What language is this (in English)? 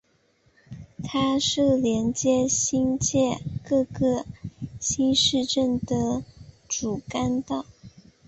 Chinese